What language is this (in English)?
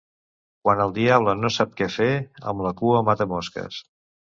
Catalan